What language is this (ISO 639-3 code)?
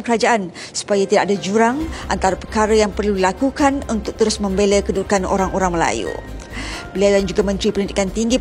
msa